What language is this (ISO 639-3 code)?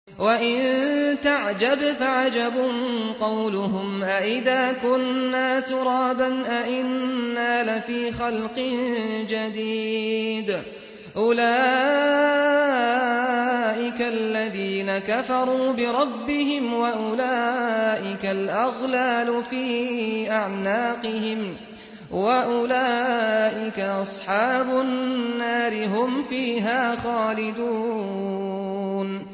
ara